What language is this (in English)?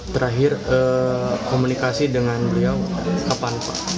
Indonesian